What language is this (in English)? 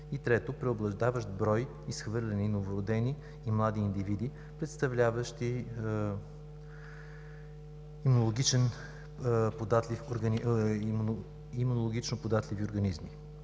Bulgarian